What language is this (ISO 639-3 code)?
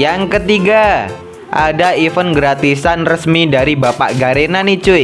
ind